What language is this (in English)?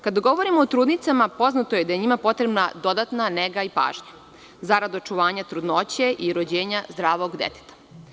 Serbian